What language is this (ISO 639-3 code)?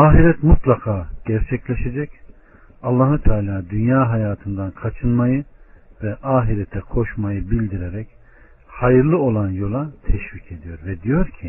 tur